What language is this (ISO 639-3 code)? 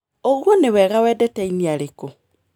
kik